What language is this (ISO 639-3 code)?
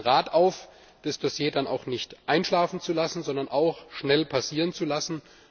deu